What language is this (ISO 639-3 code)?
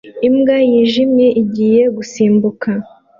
kin